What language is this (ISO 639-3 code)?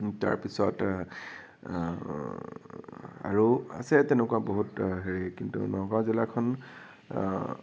asm